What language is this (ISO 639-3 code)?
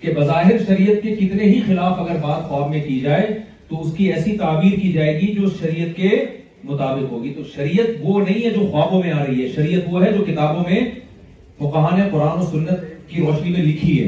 urd